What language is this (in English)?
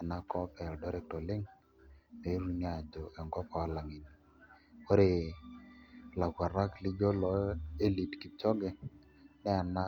Masai